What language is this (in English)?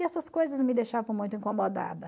Portuguese